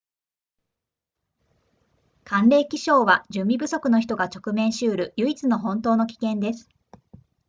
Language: Japanese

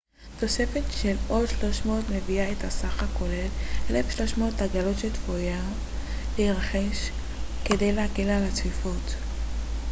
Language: Hebrew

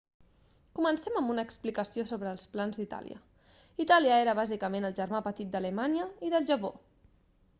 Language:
Catalan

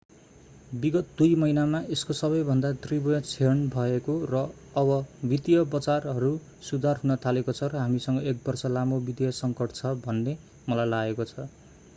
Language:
Nepali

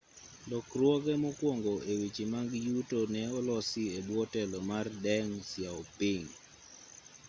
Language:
Luo (Kenya and Tanzania)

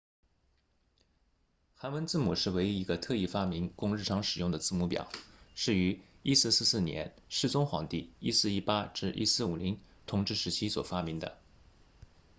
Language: Chinese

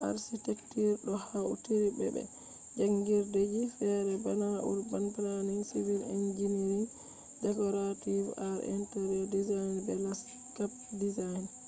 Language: Fula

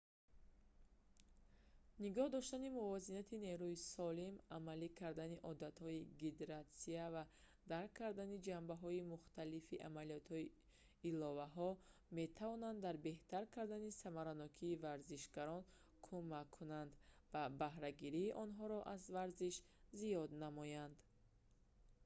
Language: Tajik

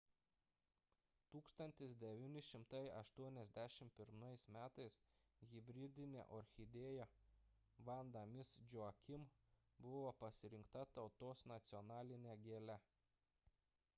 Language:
Lithuanian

